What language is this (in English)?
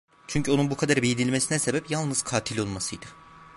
Turkish